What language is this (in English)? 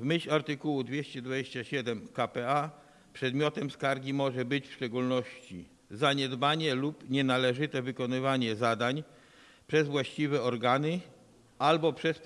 Polish